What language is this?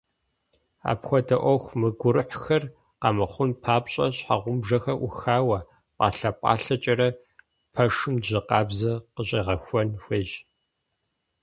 Kabardian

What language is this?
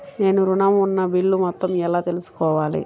Telugu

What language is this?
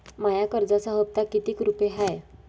Marathi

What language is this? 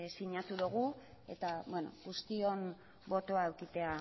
Basque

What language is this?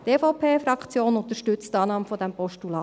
Swiss German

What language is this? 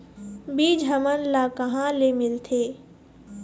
Chhattisgarhi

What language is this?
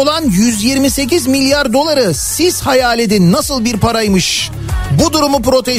Turkish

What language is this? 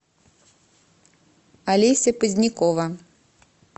Russian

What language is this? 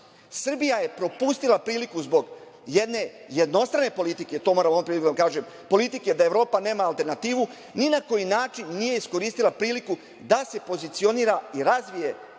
Serbian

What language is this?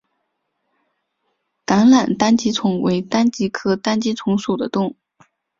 Chinese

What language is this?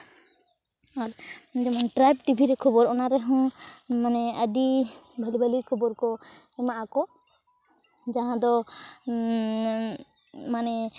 Santali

